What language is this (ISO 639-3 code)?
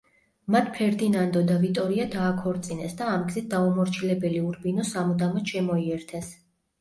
kat